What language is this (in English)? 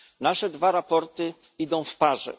Polish